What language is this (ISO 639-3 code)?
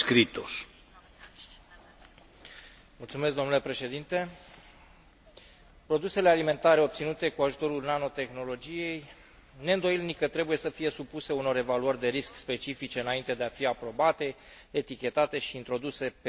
ron